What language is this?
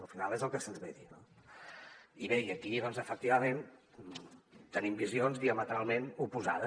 Catalan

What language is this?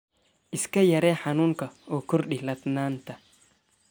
Somali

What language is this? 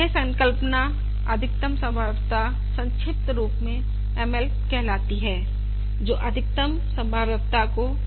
Hindi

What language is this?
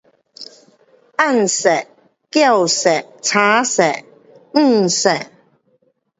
Pu-Xian Chinese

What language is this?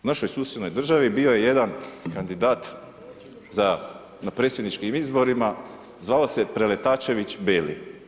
Croatian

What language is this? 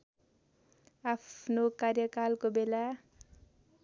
Nepali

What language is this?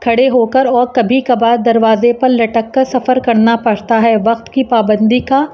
Urdu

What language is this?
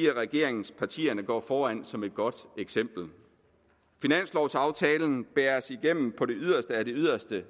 Danish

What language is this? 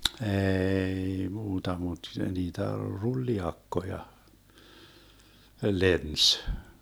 Finnish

